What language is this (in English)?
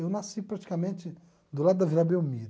Portuguese